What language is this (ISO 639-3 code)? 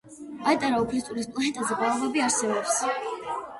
kat